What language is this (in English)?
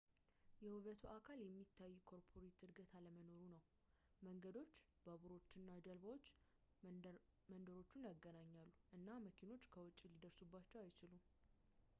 Amharic